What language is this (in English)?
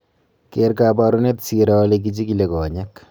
Kalenjin